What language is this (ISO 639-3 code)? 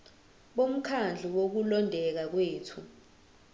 zul